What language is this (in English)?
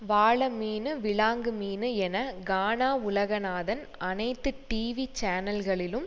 Tamil